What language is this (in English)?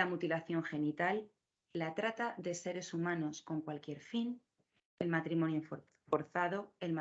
Spanish